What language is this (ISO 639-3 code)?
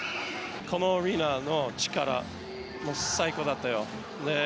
jpn